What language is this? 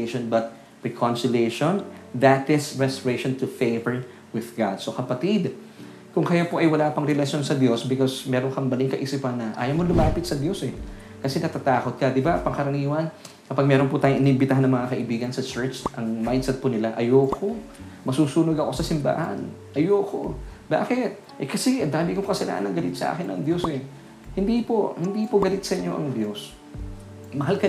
Filipino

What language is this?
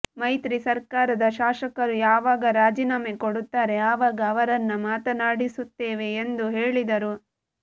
Kannada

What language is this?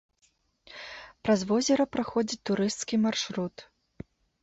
Belarusian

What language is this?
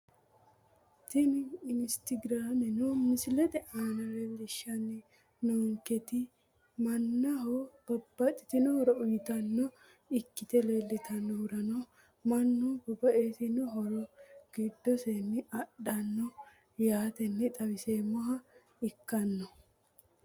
Sidamo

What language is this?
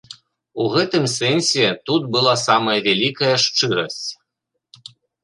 Belarusian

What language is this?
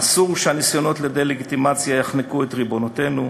Hebrew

